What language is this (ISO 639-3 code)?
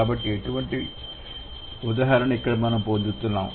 tel